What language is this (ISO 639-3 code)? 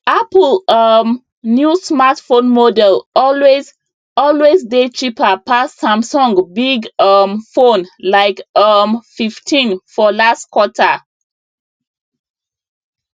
pcm